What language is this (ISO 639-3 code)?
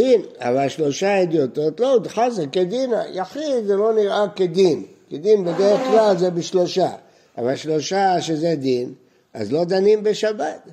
heb